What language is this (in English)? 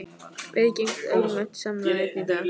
Icelandic